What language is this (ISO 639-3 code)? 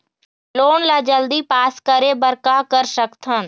hne